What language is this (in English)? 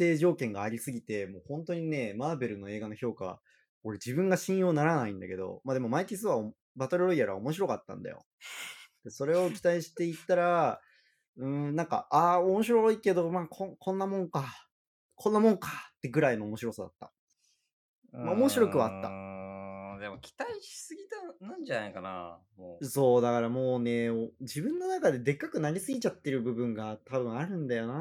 Japanese